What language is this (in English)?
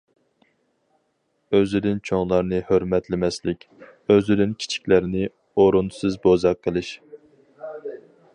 Uyghur